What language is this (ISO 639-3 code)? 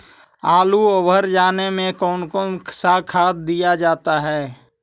mag